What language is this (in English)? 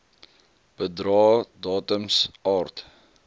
Afrikaans